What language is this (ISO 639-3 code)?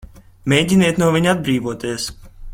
lav